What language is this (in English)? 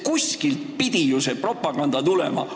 Estonian